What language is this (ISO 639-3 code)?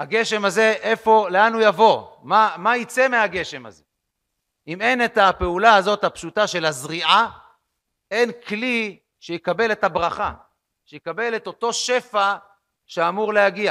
heb